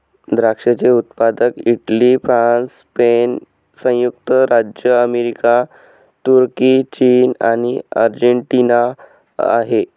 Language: Marathi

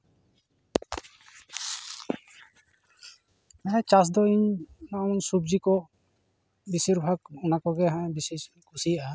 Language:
Santali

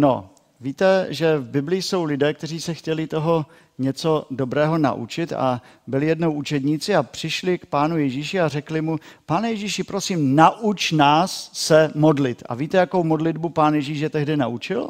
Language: Czech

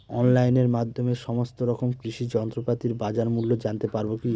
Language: Bangla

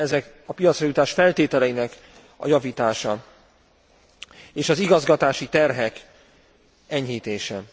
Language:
Hungarian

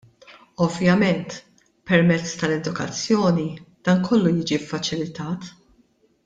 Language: Maltese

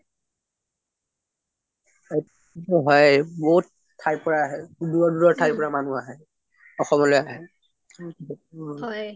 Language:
Assamese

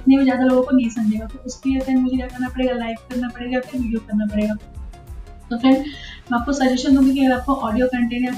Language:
Hindi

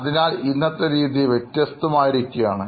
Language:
Malayalam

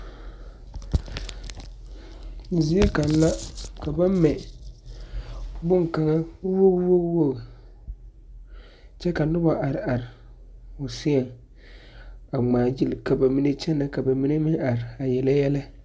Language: Southern Dagaare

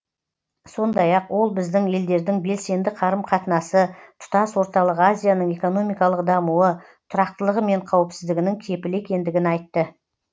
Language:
Kazakh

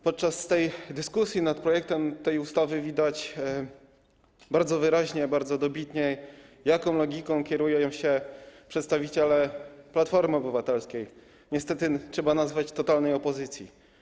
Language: Polish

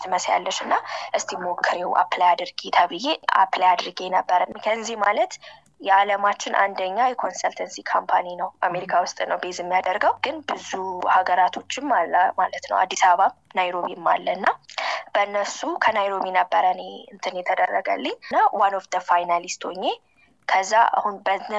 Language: Amharic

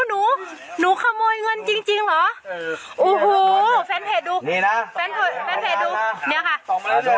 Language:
Thai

